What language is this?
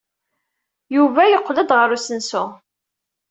Kabyle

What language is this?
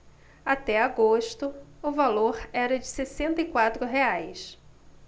Portuguese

